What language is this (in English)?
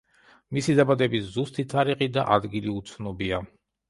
Georgian